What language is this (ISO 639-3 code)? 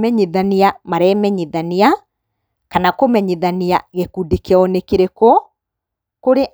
kik